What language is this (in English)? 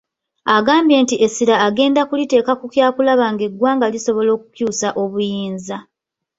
Ganda